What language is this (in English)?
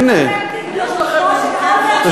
Hebrew